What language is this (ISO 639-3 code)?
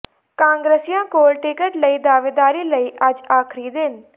pan